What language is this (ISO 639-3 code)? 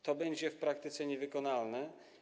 pol